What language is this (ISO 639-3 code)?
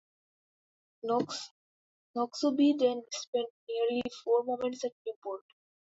eng